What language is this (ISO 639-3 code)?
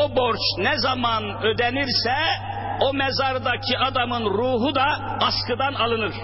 tur